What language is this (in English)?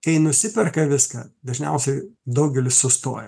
Lithuanian